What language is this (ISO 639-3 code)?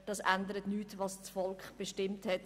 gsw